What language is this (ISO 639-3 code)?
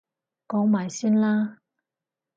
yue